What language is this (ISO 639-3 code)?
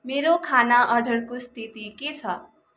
nep